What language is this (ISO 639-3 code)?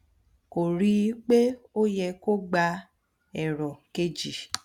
yor